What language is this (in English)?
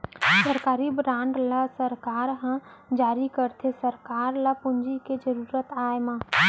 Chhattisgarhi